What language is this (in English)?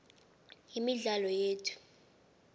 South Ndebele